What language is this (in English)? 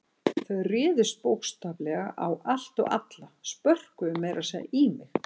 Icelandic